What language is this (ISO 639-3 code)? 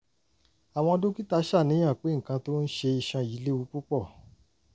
yor